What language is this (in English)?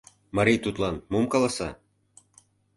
Mari